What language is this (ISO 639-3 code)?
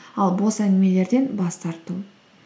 kaz